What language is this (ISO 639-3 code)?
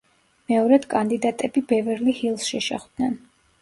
kat